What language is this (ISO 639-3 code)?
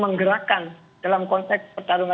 ind